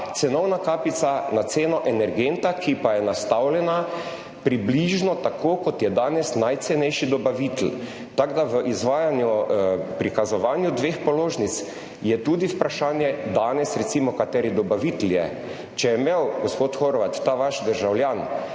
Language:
Slovenian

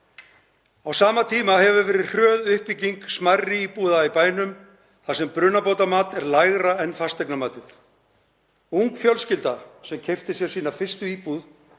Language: Icelandic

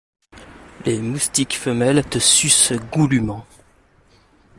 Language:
French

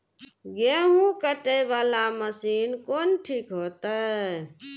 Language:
Maithili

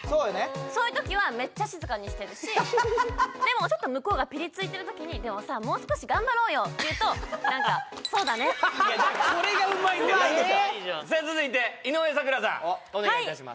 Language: Japanese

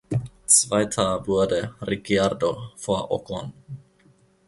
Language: German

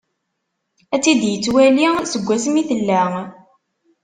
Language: Kabyle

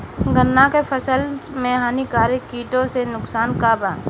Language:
Bhojpuri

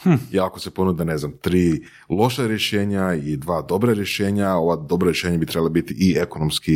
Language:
Croatian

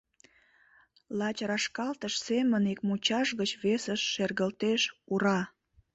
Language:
Mari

